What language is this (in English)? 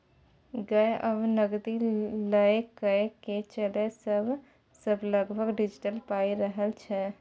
Maithili